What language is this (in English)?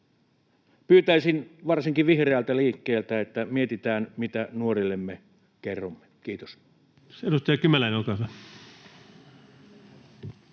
Finnish